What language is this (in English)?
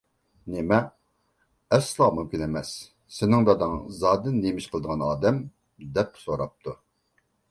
Uyghur